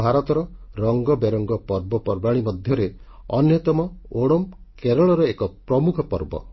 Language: Odia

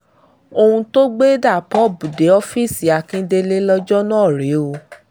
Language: Yoruba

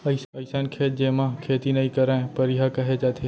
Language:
Chhattisgarhi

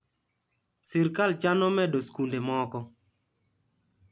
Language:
Luo (Kenya and Tanzania)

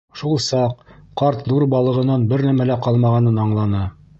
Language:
Bashkir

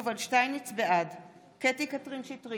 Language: Hebrew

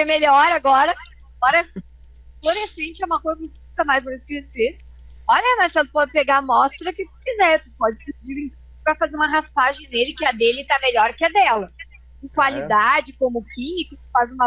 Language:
Portuguese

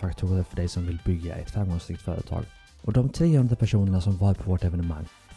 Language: Swedish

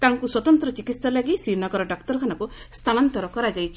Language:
Odia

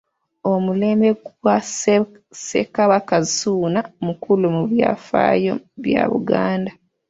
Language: Ganda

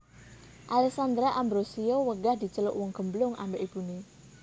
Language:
Javanese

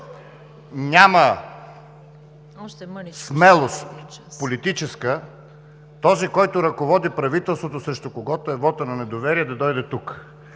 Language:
Bulgarian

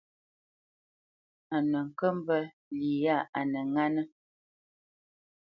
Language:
Bamenyam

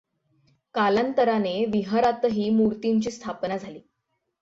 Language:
Marathi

